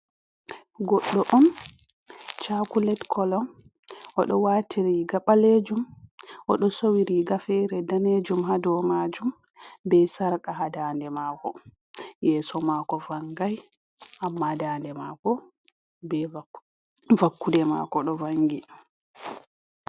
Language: Fula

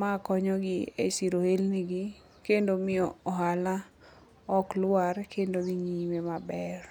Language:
Luo (Kenya and Tanzania)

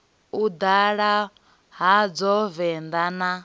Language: Venda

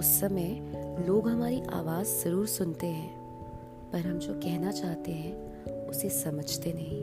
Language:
Hindi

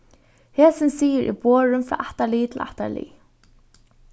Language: Faroese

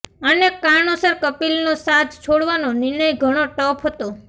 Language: Gujarati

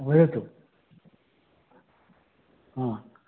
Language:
Sanskrit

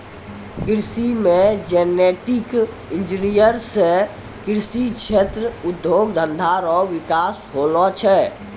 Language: Maithili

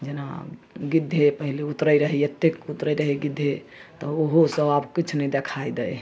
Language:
Maithili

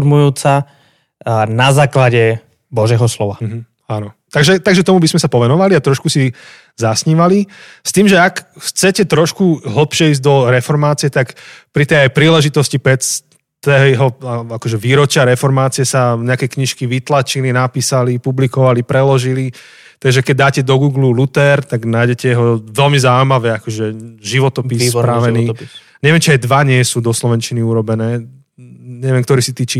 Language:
Slovak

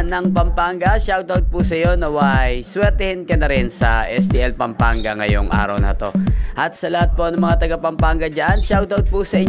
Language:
Filipino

